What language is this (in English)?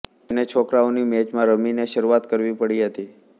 Gujarati